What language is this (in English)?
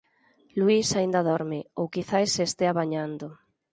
Galician